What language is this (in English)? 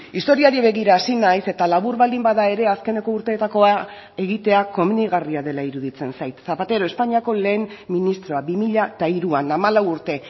Basque